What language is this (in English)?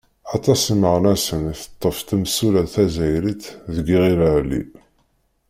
Kabyle